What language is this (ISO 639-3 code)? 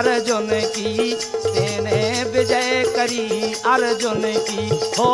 hin